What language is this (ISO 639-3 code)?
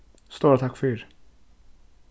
fao